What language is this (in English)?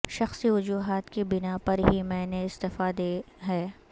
Urdu